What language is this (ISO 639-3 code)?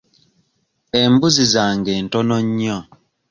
lug